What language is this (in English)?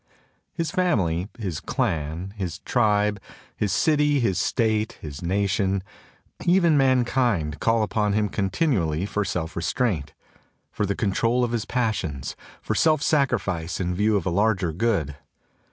English